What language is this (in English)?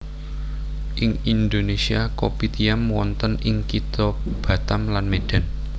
Javanese